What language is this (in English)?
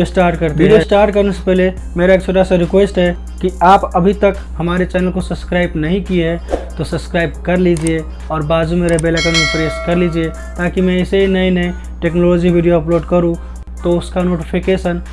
Hindi